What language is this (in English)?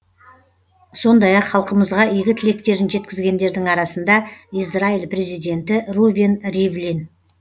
Kazakh